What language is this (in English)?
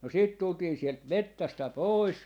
Finnish